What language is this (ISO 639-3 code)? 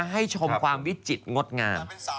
tha